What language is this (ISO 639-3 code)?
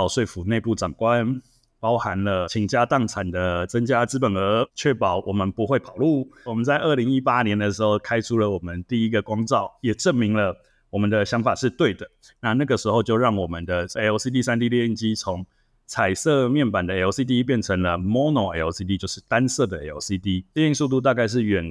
zho